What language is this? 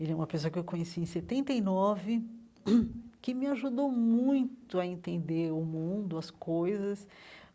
Portuguese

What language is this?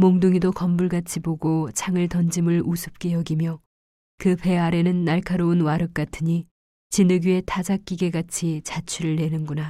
Korean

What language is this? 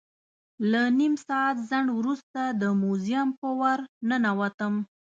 Pashto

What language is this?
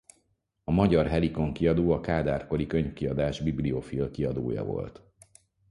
Hungarian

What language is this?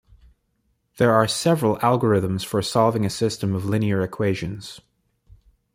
English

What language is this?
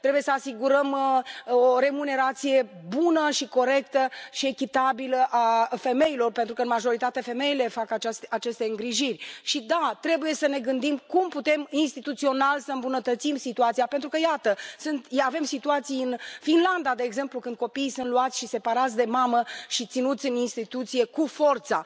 Romanian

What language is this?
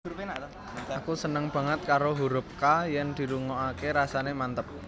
Javanese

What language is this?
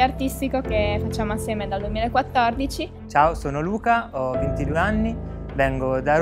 Italian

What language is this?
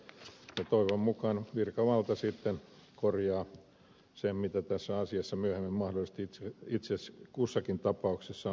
Finnish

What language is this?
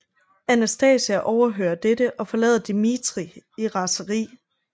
Danish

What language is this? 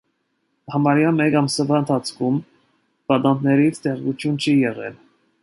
Armenian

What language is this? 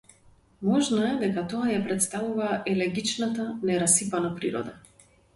Macedonian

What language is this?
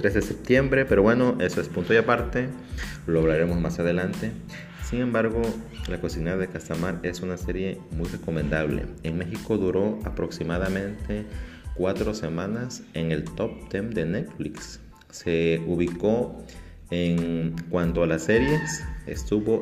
Spanish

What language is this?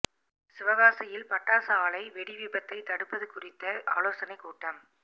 Tamil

